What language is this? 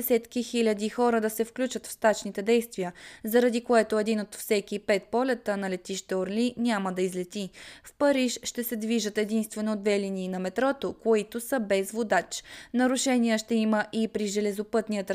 Bulgarian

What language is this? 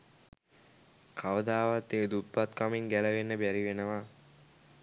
Sinhala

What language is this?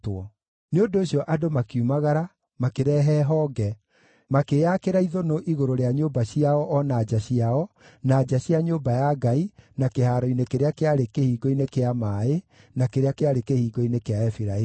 Kikuyu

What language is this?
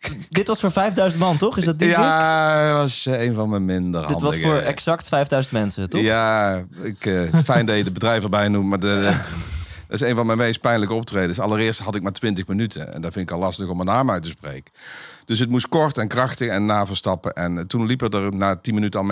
Dutch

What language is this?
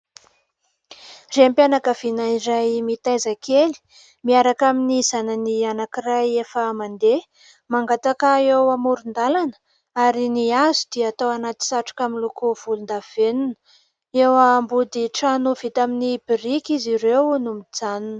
Malagasy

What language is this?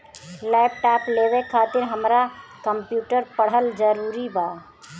Bhojpuri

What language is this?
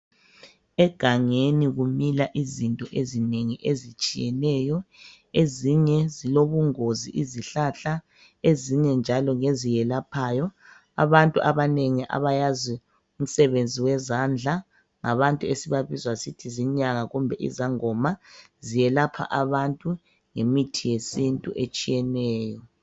North Ndebele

